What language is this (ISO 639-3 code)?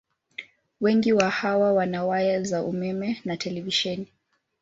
swa